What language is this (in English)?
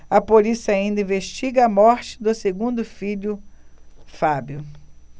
Portuguese